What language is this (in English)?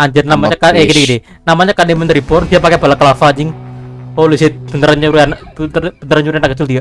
Indonesian